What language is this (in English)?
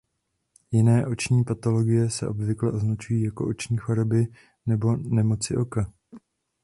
Czech